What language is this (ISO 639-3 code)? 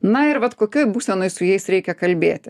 lit